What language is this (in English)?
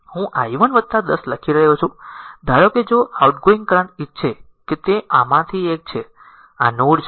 Gujarati